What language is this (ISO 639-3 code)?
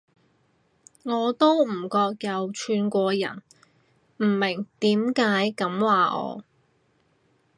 yue